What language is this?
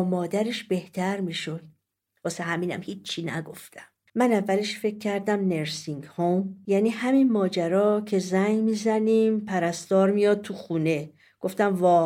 Persian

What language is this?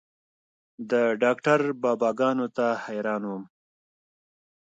Pashto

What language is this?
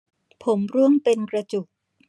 Thai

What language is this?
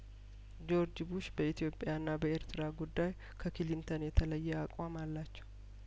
Amharic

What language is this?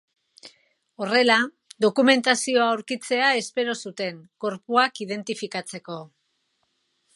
Basque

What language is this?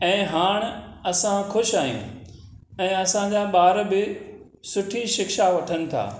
Sindhi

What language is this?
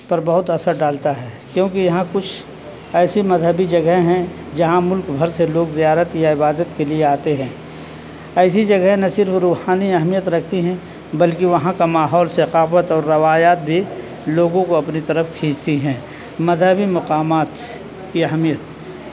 Urdu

